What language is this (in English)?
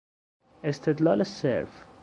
Persian